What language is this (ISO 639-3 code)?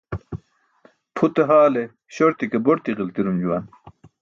bsk